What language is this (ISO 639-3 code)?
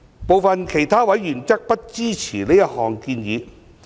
yue